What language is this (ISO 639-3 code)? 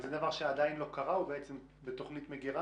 heb